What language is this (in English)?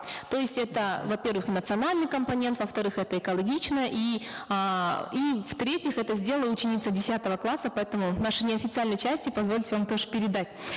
Kazakh